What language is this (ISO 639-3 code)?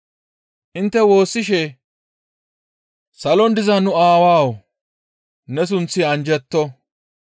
gmv